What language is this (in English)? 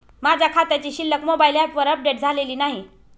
Marathi